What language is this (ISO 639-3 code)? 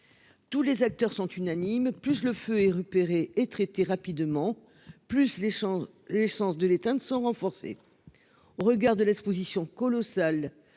fra